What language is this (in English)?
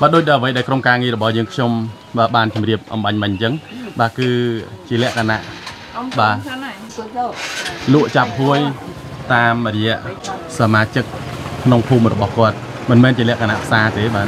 Thai